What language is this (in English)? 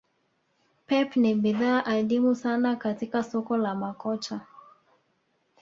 Swahili